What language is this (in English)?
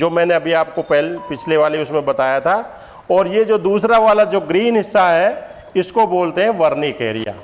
Hindi